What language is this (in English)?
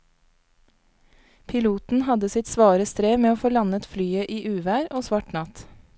Norwegian